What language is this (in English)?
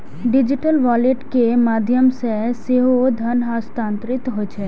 Maithili